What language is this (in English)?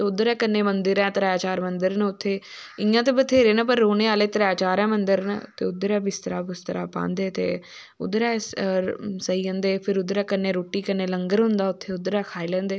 Dogri